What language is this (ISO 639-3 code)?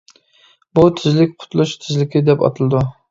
uig